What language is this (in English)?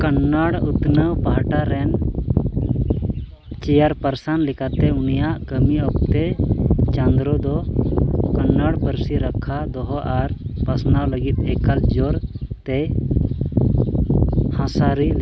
Santali